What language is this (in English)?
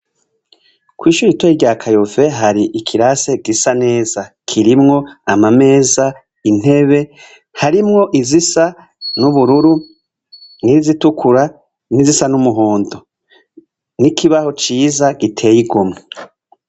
Rundi